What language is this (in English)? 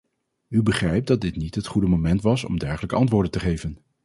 Dutch